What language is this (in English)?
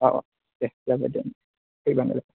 Bodo